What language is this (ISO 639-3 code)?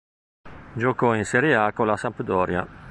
ita